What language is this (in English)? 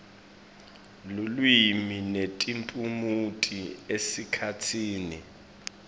Swati